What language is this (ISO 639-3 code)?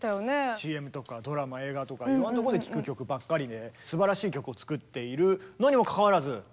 jpn